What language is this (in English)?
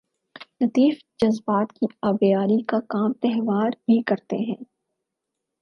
Urdu